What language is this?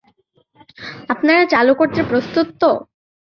Bangla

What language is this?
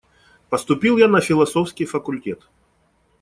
Russian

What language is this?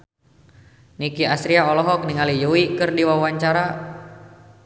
Sundanese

